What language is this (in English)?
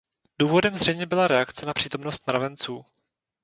Czech